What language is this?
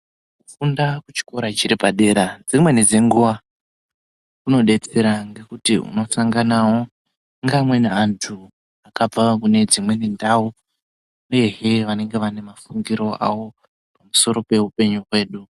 Ndau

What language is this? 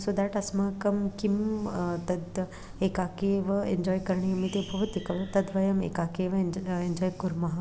Sanskrit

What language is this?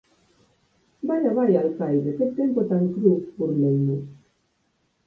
Galician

